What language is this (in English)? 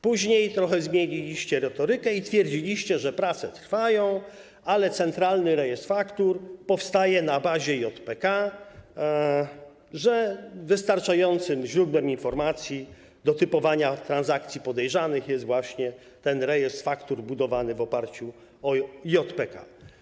Polish